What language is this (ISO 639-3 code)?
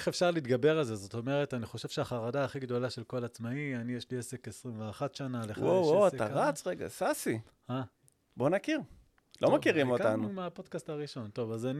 heb